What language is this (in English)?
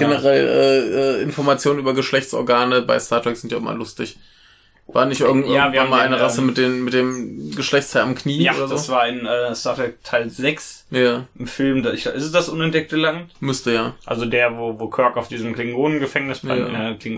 German